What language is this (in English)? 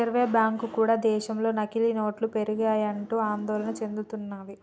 Telugu